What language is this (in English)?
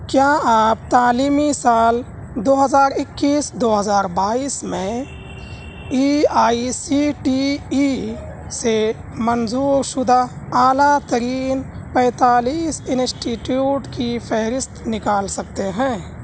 Urdu